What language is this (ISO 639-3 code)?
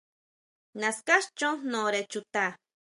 mau